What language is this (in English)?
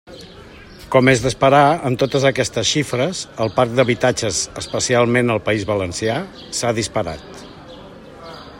Catalan